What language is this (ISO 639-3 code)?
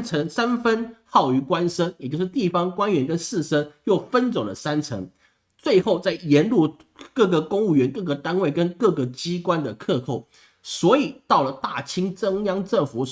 zho